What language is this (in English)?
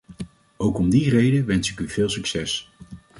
Dutch